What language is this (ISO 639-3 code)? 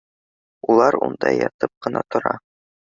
bak